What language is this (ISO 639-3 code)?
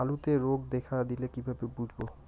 ben